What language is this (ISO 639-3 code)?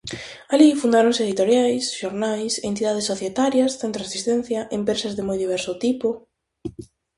glg